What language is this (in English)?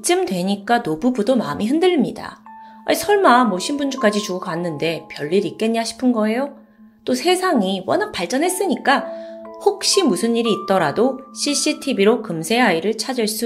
Korean